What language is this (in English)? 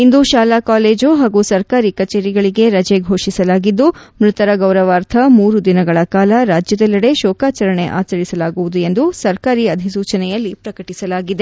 Kannada